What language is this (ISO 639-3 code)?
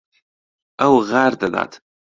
ckb